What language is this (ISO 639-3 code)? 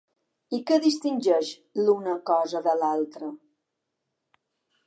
cat